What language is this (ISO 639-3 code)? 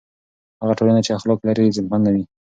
pus